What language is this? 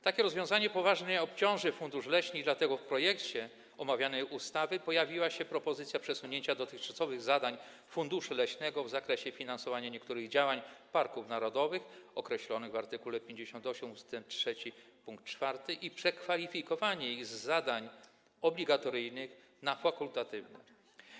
Polish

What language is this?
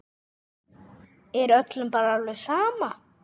Icelandic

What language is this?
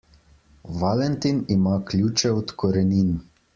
Slovenian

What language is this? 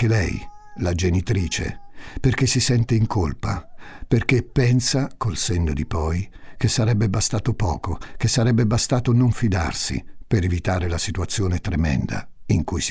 Italian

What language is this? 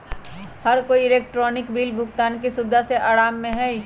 Magahi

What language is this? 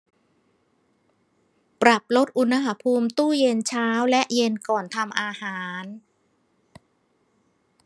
Thai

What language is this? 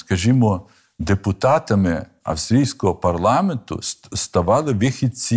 Ukrainian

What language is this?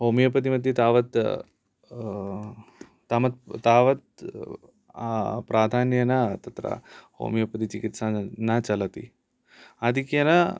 Sanskrit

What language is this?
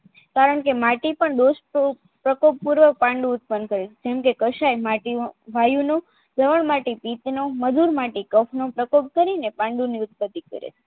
Gujarati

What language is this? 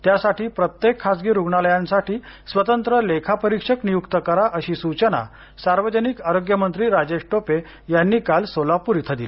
Marathi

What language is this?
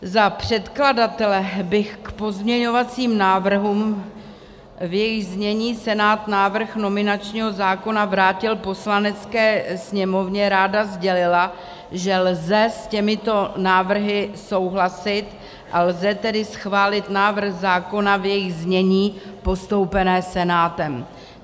Czech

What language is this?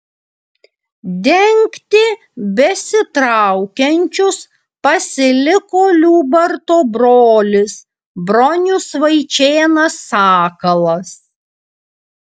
Lithuanian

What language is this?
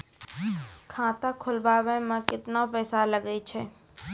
Maithili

